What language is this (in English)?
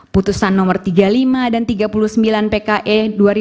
Indonesian